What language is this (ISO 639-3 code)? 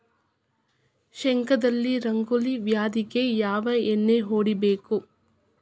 kan